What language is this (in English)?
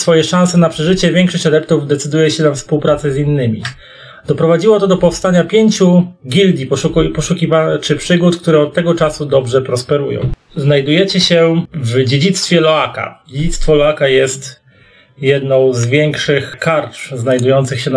Polish